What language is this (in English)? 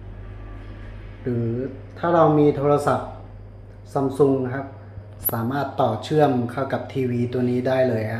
Thai